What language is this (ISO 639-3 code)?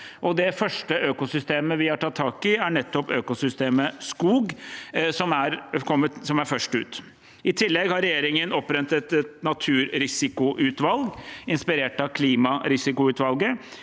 nor